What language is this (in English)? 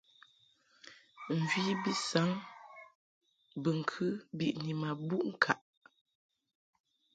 Mungaka